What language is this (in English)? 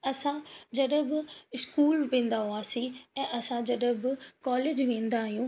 Sindhi